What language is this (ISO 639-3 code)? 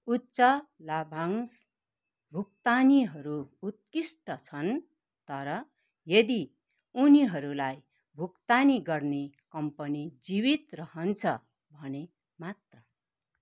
nep